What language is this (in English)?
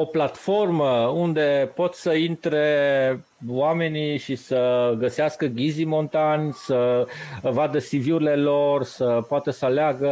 Romanian